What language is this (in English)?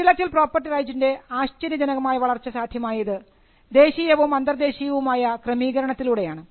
Malayalam